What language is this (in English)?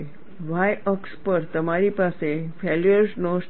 Gujarati